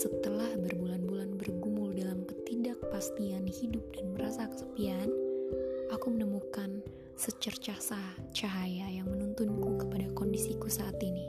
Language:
Indonesian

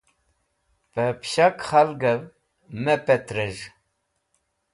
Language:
Wakhi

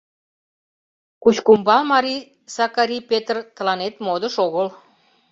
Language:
Mari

